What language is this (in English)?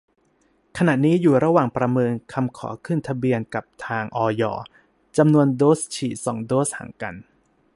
Thai